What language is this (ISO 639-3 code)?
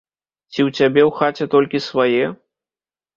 bel